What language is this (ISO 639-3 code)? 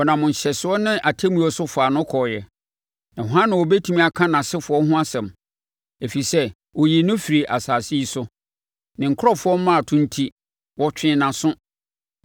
aka